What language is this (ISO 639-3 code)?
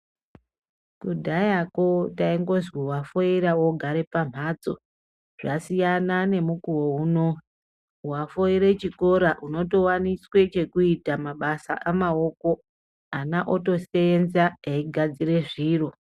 ndc